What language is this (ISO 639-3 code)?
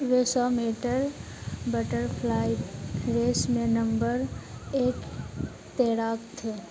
hin